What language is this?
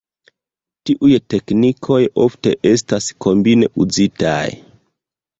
Esperanto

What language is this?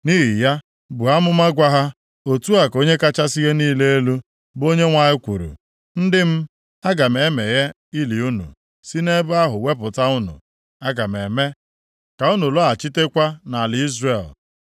Igbo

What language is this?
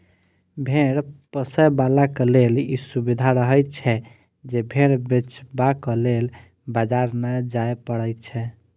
Maithili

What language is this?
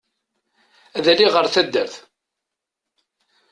Kabyle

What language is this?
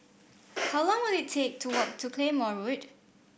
English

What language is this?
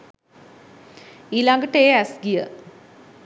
Sinhala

